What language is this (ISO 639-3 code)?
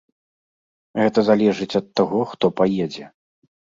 bel